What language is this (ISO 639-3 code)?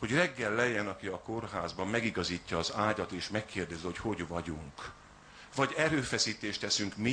hun